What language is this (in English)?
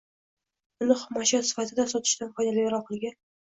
Uzbek